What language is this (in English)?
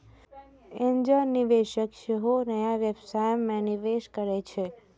Maithili